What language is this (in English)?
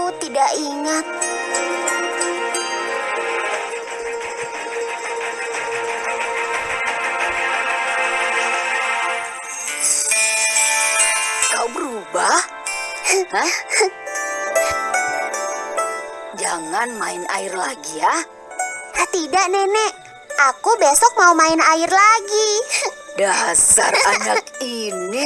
Indonesian